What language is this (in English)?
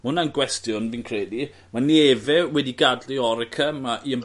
Welsh